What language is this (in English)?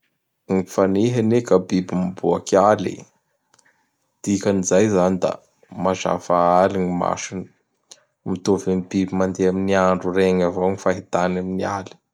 Bara Malagasy